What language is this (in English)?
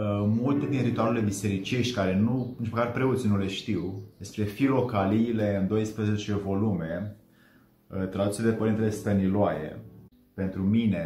Romanian